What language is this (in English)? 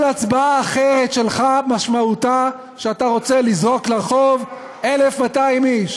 Hebrew